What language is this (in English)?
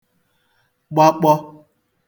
Igbo